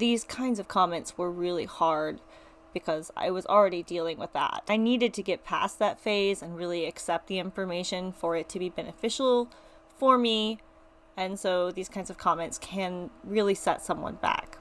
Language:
English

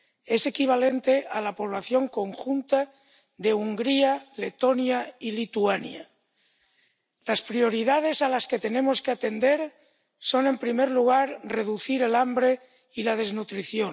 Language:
Spanish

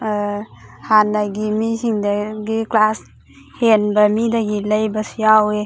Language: Manipuri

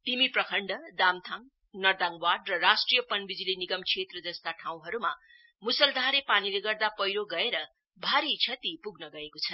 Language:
Nepali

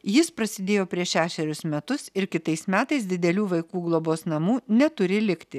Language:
Lithuanian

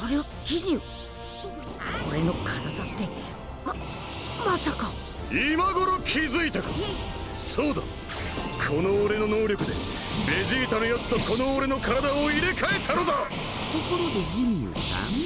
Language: Japanese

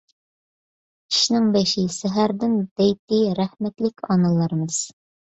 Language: Uyghur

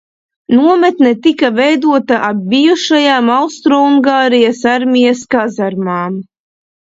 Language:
Latvian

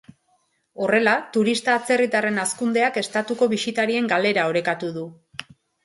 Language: Basque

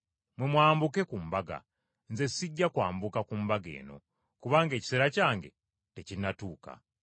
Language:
Ganda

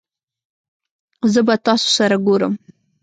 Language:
Pashto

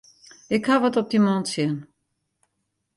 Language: Western Frisian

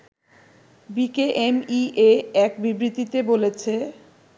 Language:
Bangla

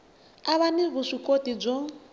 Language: Tsonga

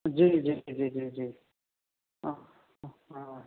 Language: Urdu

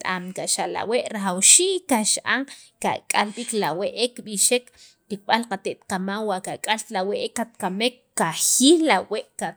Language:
Sacapulteco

